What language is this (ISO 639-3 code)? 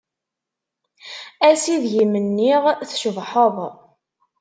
kab